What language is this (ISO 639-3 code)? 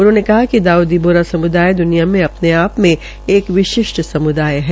hin